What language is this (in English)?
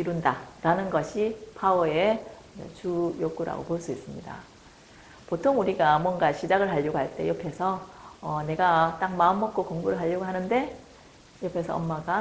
Korean